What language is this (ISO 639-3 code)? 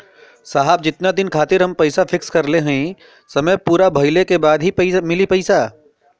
bho